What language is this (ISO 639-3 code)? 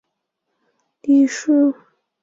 zho